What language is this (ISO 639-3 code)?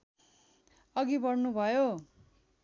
nep